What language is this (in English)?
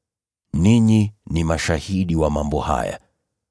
Swahili